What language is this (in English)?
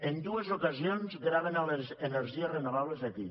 Catalan